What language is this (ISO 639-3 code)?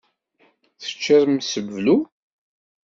kab